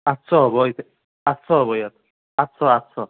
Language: Assamese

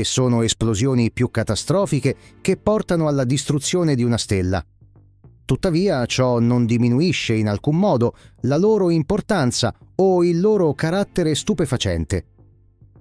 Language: Italian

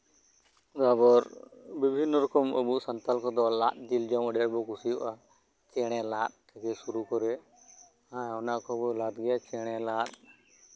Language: Santali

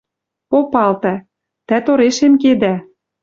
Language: Western Mari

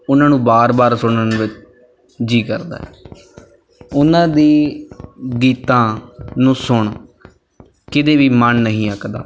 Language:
Punjabi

